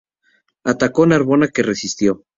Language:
Spanish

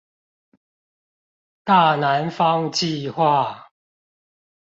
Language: Chinese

